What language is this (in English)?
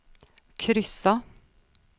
Swedish